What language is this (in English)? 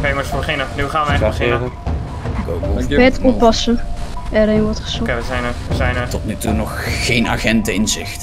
Dutch